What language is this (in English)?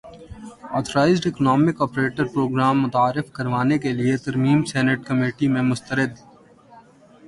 Urdu